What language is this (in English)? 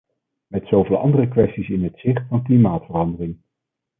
Dutch